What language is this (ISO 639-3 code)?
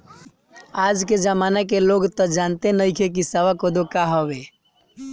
bho